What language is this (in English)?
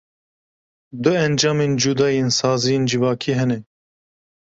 Kurdish